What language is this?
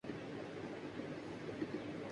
Urdu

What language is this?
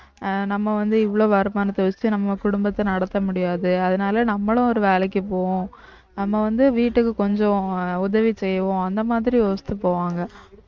Tamil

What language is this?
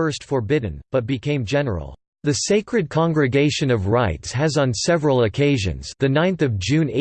English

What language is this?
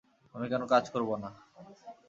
Bangla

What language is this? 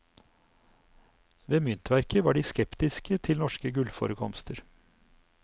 Norwegian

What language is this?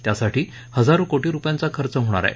Marathi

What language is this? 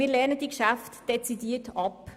Swiss German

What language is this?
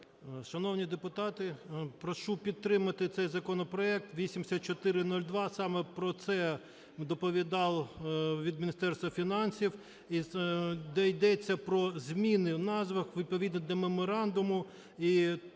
Ukrainian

